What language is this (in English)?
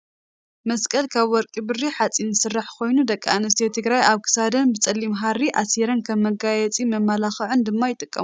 Tigrinya